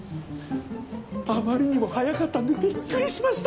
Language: Japanese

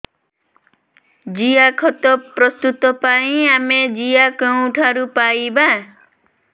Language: Odia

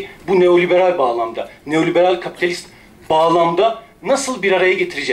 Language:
Turkish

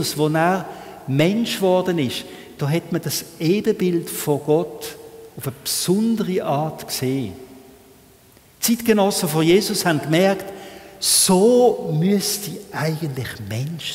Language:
German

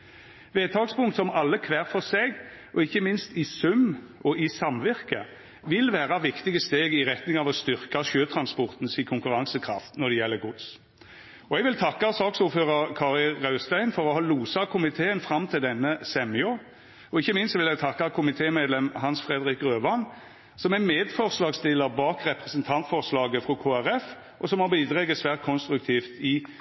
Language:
Norwegian Nynorsk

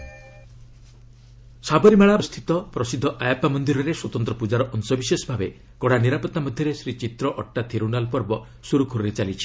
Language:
Odia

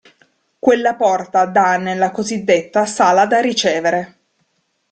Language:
Italian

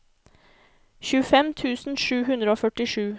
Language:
Norwegian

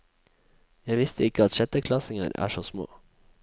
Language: Norwegian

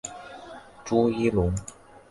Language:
Chinese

